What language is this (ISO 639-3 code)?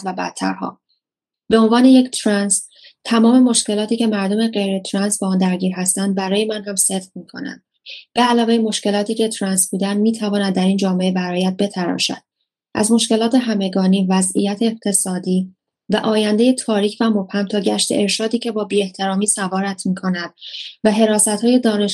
fas